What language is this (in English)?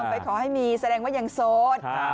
Thai